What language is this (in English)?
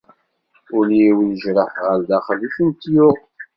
Kabyle